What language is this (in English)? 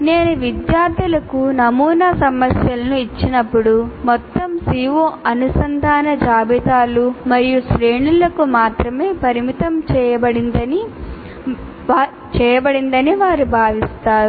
Telugu